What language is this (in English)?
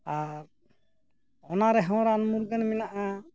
Santali